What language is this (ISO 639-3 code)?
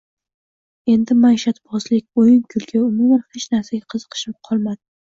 uzb